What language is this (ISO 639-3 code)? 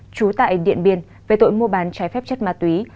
vie